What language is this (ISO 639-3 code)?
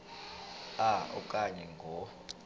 xho